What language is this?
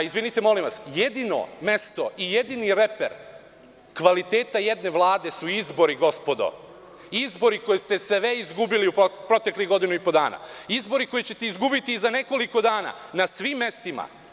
Serbian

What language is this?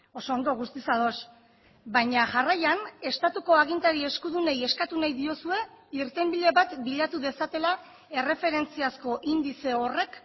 Basque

